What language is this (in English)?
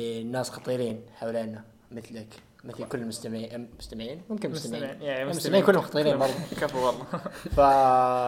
Arabic